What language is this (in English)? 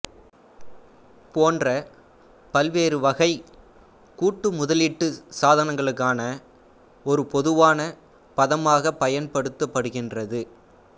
Tamil